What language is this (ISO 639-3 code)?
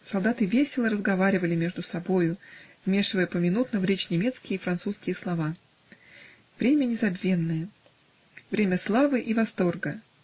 rus